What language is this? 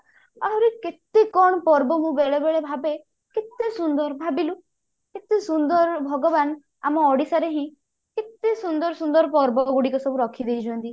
Odia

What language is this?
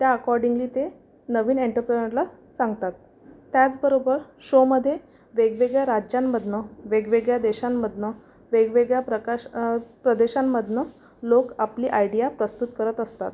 Marathi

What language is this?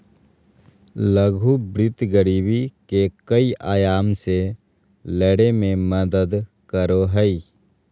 Magahi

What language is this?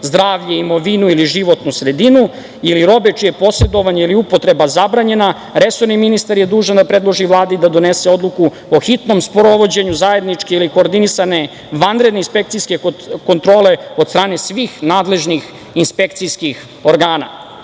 Serbian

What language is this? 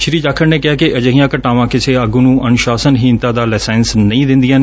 Punjabi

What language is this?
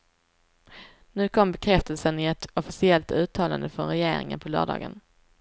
Swedish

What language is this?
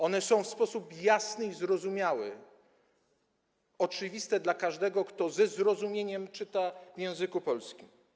Polish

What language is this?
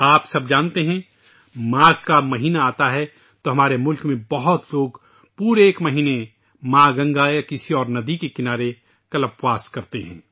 Urdu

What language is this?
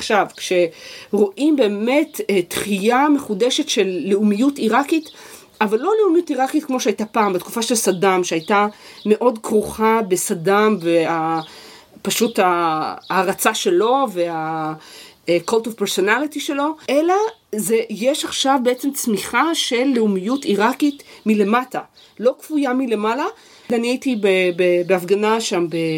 Hebrew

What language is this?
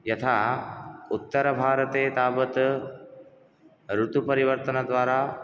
Sanskrit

